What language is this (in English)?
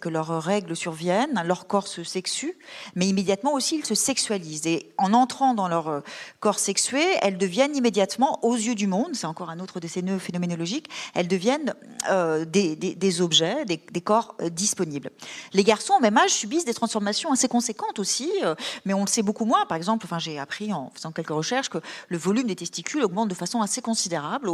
French